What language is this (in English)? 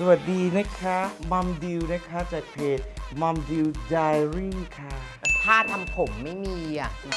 Thai